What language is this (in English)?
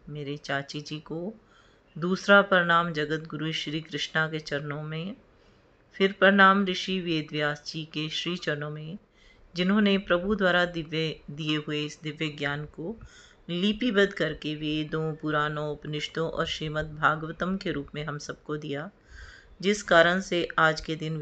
Hindi